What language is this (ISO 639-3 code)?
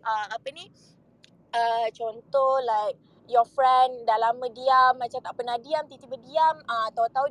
msa